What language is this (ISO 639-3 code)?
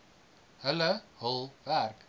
afr